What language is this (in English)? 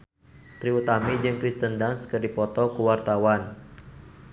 Sundanese